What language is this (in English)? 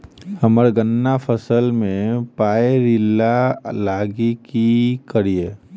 Maithili